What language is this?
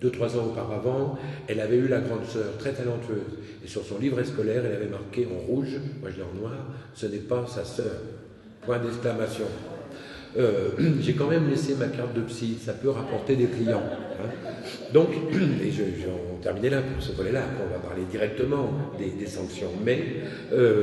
French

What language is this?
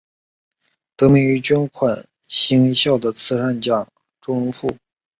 Chinese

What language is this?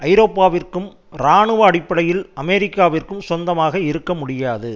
Tamil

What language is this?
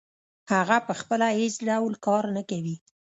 Pashto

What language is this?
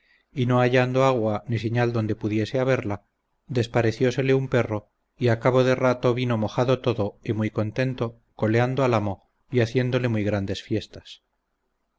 Spanish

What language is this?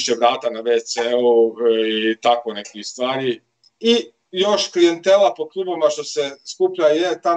Croatian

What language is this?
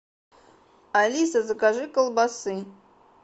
Russian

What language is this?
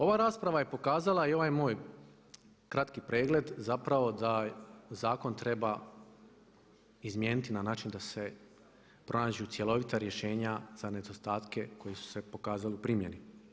Croatian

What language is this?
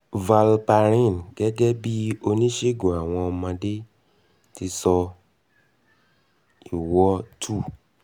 Yoruba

